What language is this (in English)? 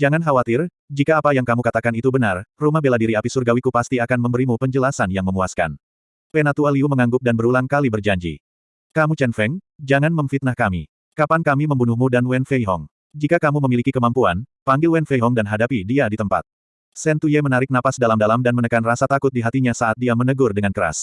Indonesian